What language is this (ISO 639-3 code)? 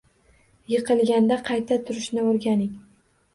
uzb